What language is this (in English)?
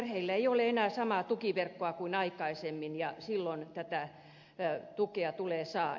Finnish